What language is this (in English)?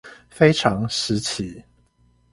Chinese